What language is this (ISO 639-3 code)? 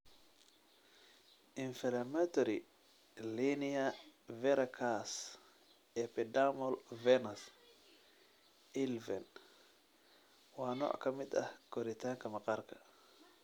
som